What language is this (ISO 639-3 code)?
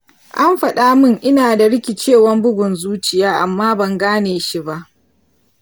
hau